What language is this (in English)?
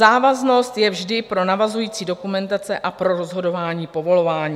Czech